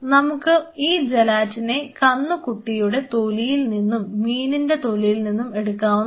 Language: Malayalam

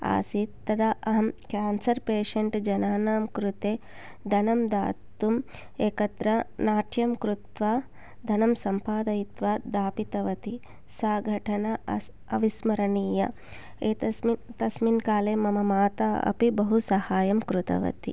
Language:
Sanskrit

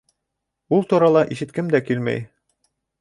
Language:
Bashkir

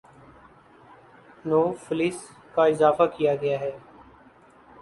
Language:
Urdu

